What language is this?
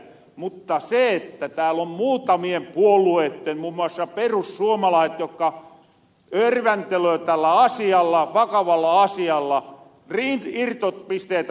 Finnish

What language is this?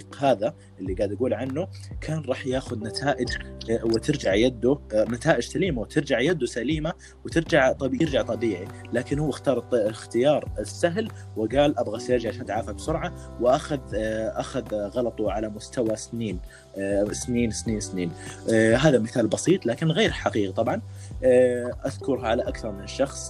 Arabic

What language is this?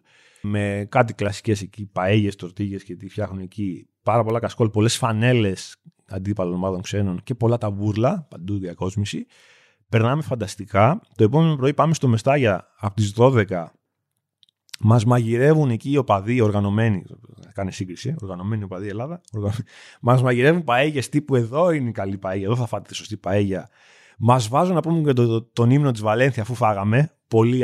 Greek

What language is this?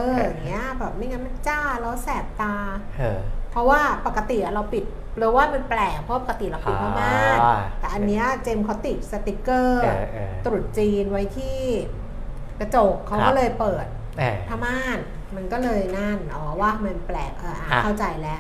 Thai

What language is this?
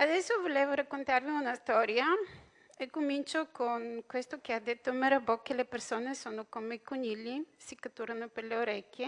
Italian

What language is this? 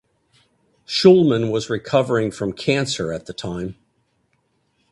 English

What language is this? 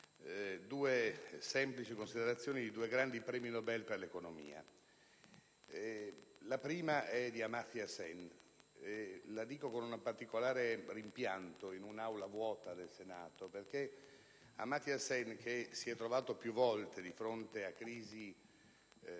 Italian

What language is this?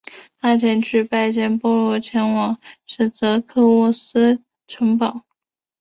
Chinese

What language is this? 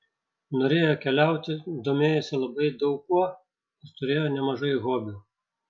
Lithuanian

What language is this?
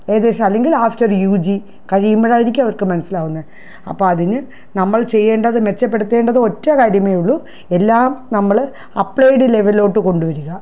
Malayalam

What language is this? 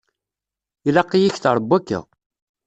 Kabyle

